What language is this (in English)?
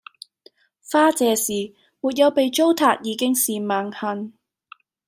Cantonese